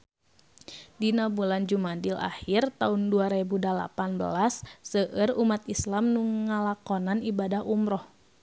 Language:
Sundanese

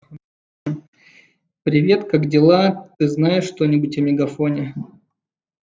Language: Russian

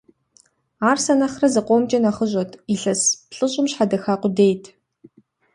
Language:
Kabardian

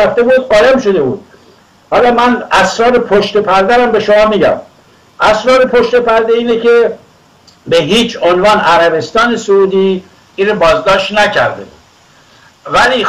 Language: Persian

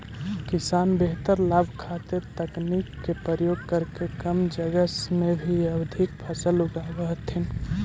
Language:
Magahi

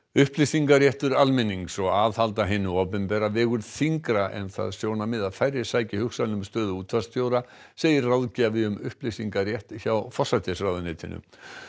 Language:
Icelandic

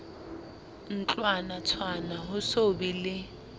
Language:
Southern Sotho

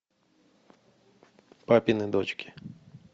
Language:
Russian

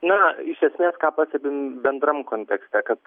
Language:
Lithuanian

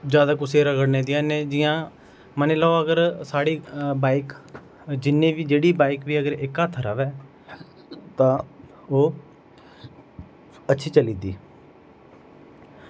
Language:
Dogri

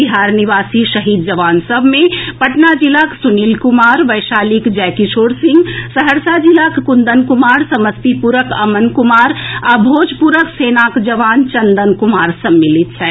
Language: Maithili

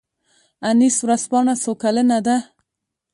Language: Pashto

